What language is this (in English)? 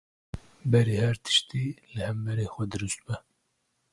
Kurdish